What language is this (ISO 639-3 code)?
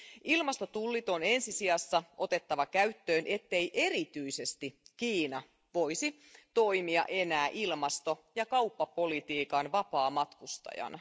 fin